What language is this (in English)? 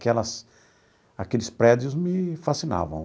Portuguese